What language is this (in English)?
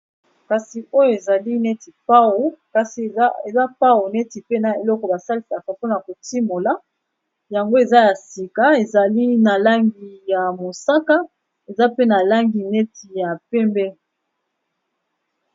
Lingala